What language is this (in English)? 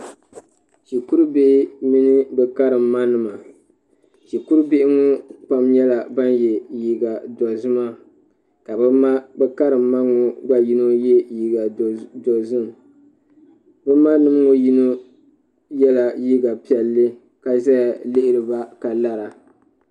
Dagbani